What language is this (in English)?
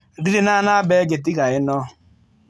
Kikuyu